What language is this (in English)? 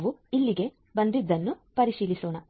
Kannada